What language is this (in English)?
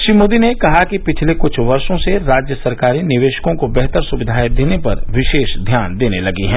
Hindi